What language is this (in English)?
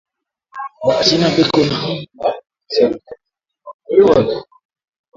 Swahili